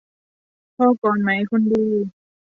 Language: Thai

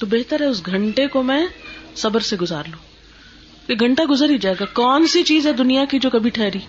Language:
Urdu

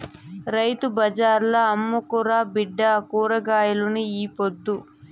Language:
Telugu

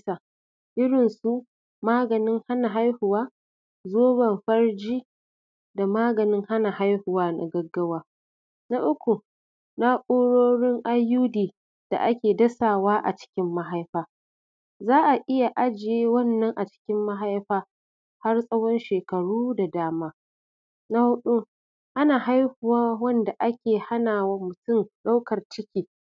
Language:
Hausa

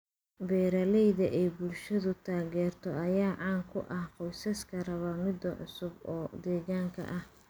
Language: Somali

